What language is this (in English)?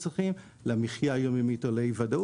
Hebrew